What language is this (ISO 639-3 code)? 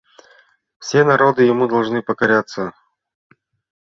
chm